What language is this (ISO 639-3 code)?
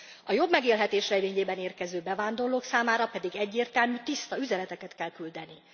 hun